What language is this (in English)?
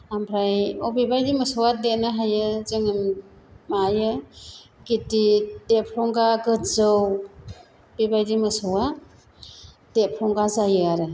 Bodo